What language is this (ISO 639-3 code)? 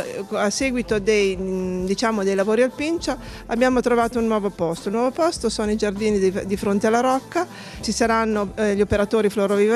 ita